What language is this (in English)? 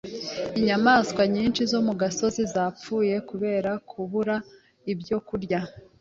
Kinyarwanda